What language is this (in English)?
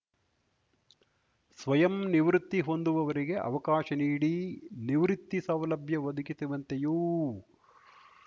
Kannada